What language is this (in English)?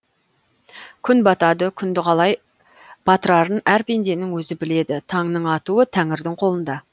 Kazakh